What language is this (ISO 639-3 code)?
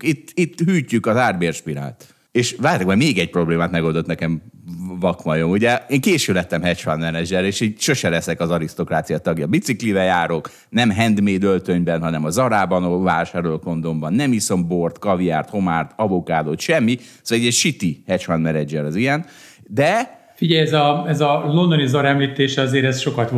hun